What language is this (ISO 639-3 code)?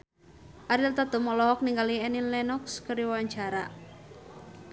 sun